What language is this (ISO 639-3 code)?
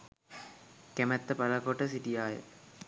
sin